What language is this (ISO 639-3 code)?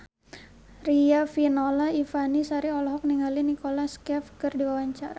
sun